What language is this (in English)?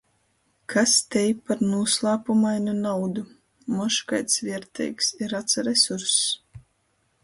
Latgalian